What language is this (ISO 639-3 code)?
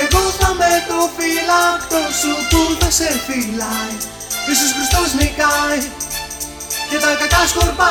ell